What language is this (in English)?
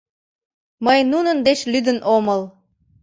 Mari